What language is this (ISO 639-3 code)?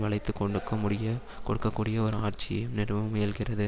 tam